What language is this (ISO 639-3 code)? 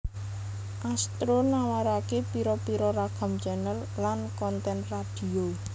jav